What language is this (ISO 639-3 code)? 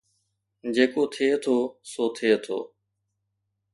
snd